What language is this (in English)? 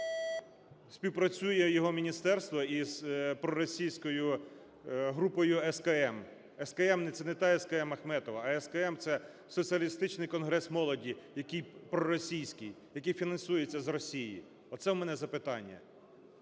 Ukrainian